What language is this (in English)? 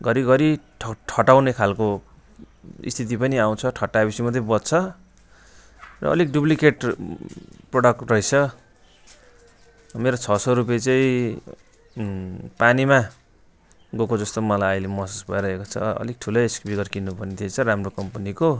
Nepali